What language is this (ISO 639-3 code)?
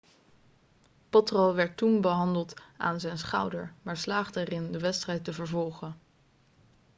nld